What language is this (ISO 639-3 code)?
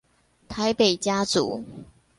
zho